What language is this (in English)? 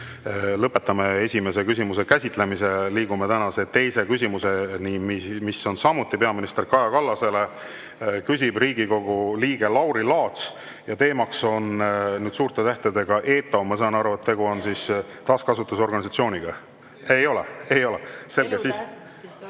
Estonian